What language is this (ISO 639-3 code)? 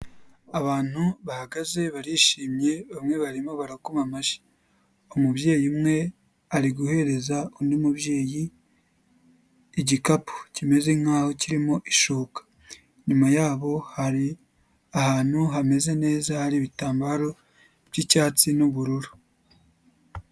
kin